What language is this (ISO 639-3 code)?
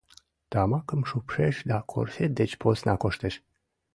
chm